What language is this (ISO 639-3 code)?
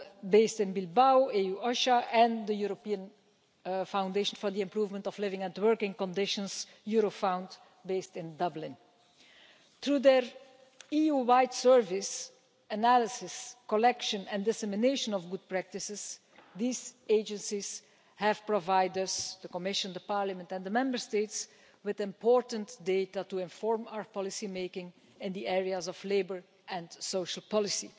eng